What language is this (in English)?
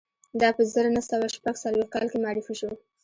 Pashto